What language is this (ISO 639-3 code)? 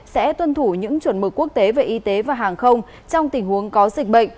vie